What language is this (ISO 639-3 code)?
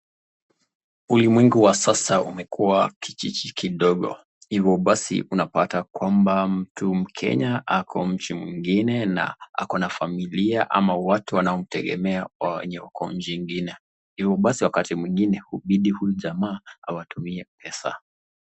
swa